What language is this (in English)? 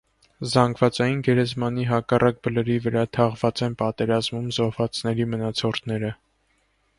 Armenian